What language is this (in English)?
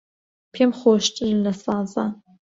Central Kurdish